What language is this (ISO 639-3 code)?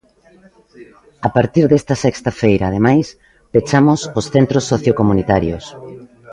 glg